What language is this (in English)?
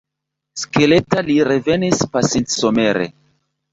Esperanto